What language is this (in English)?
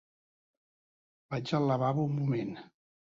Catalan